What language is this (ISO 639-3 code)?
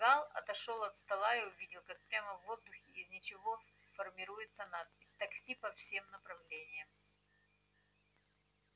rus